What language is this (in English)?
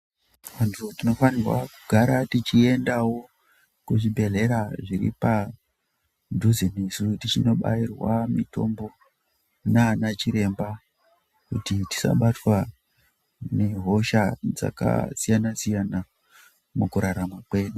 Ndau